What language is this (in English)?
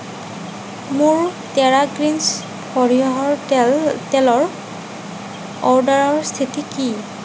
Assamese